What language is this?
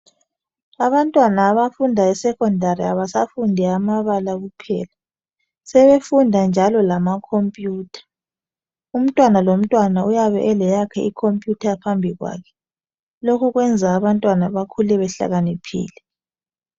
North Ndebele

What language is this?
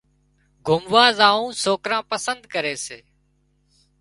Wadiyara Koli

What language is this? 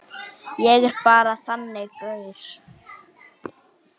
Icelandic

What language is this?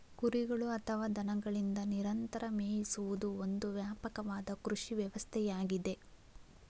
Kannada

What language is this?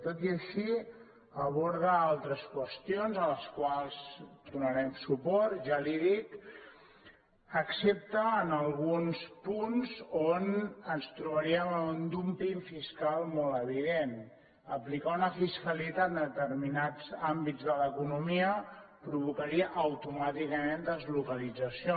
Catalan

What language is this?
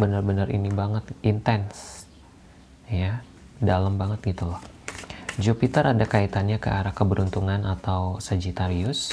Indonesian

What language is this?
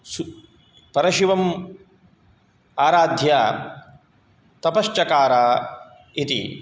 Sanskrit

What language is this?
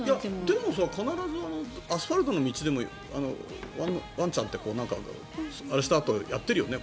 Japanese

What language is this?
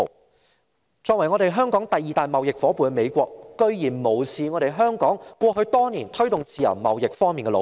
Cantonese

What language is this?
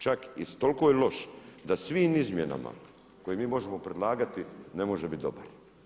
Croatian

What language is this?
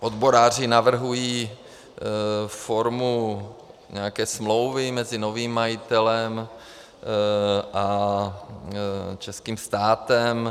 Czech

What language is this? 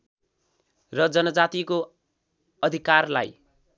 Nepali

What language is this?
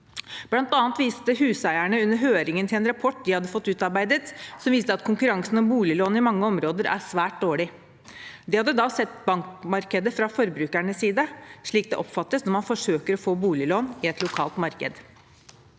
Norwegian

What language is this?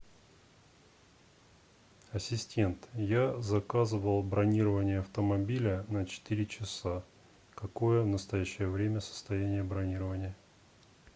Russian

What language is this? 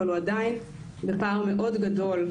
Hebrew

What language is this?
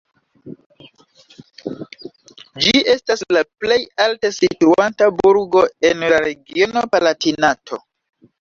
Esperanto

